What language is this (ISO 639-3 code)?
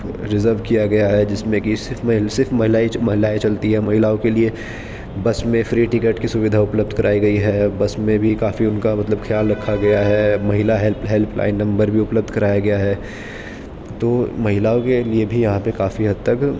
urd